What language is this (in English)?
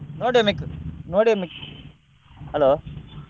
Kannada